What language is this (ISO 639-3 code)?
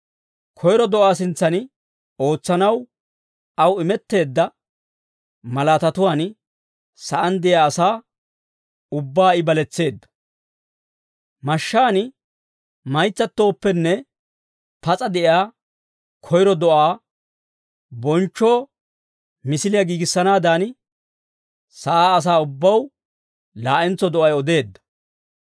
dwr